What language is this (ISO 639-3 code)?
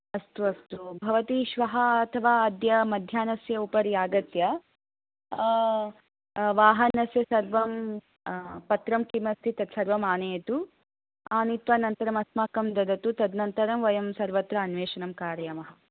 san